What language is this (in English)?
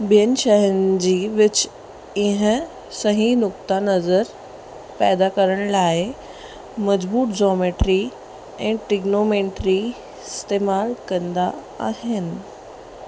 Sindhi